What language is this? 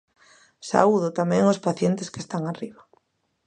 Galician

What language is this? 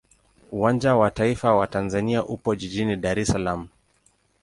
Swahili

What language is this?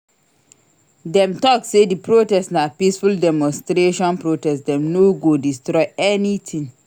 Nigerian Pidgin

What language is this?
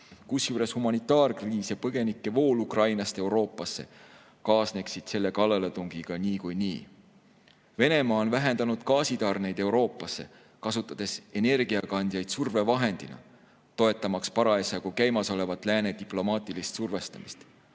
Estonian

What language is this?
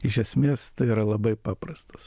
Lithuanian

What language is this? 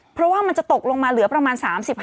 Thai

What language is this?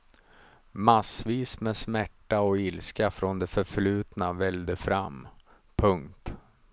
Swedish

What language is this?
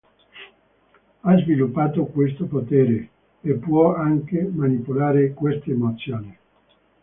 Italian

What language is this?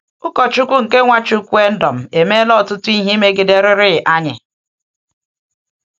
Igbo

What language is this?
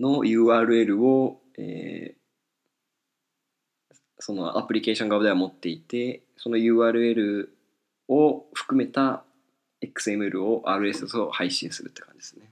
Japanese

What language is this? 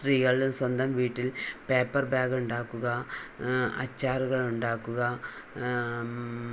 Malayalam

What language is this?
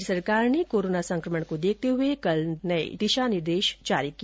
Hindi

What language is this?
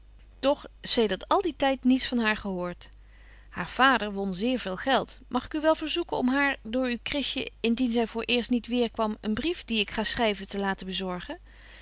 Dutch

